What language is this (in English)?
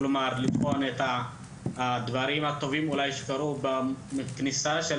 Hebrew